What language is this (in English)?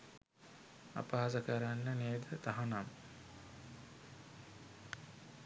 Sinhala